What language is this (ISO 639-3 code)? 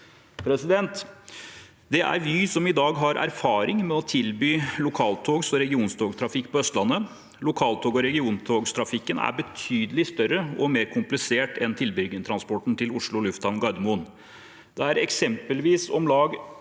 nor